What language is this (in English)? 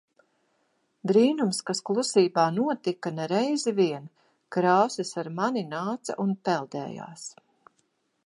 Latvian